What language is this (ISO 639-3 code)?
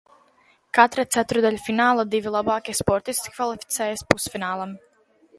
lav